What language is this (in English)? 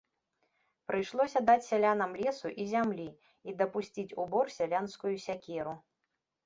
Belarusian